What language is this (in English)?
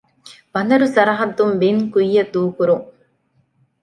Divehi